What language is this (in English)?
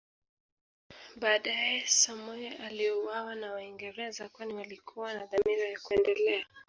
Swahili